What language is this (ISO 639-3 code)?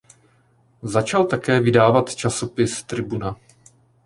ces